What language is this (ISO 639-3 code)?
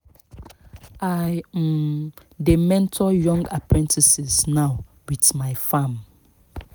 pcm